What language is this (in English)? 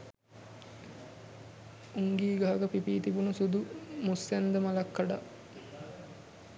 Sinhala